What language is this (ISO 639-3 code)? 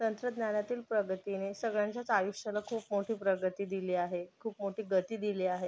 mar